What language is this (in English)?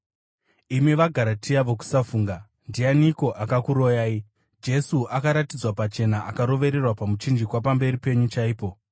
Shona